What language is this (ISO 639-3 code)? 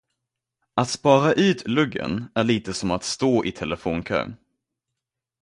swe